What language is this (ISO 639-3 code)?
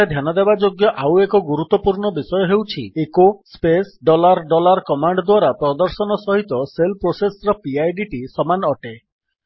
ori